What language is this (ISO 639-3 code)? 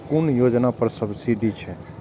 mai